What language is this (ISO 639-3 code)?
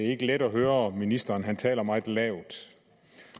dan